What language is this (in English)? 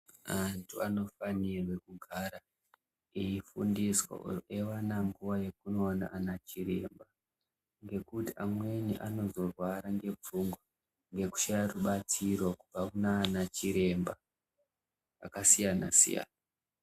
Ndau